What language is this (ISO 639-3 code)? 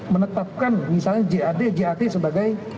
ind